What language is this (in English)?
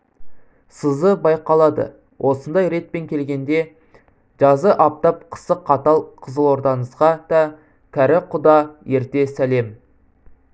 Kazakh